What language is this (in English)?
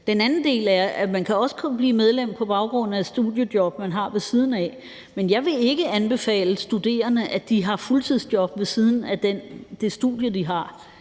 Danish